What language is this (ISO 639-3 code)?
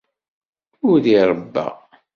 kab